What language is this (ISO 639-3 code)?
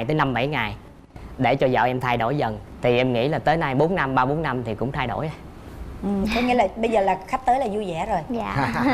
vie